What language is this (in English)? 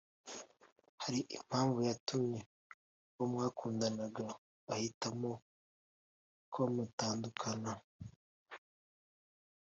Kinyarwanda